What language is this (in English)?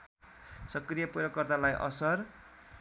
Nepali